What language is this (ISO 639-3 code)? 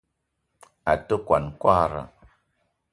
eto